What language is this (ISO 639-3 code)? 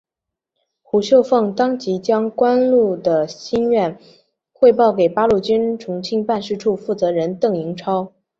zho